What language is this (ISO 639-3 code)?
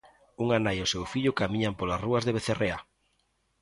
glg